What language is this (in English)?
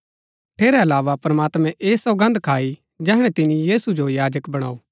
Gaddi